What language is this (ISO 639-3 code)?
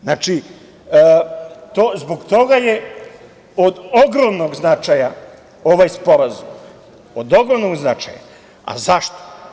srp